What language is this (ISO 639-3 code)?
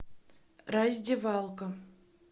rus